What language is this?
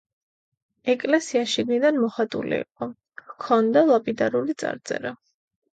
Georgian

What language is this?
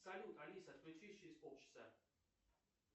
Russian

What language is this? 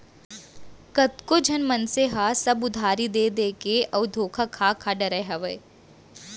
Chhattisgarhi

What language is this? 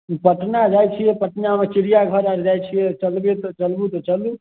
Maithili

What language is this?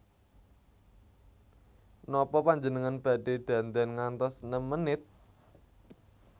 Javanese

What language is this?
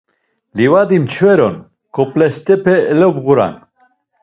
Laz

